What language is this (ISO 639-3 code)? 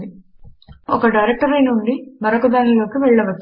tel